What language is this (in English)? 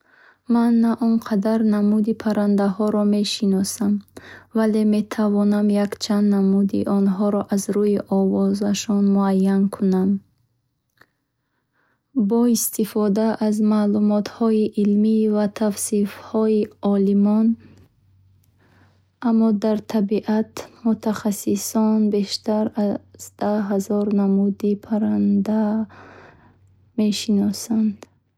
Bukharic